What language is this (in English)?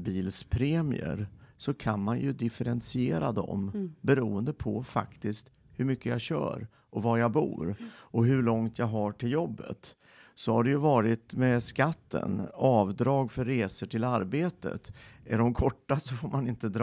Swedish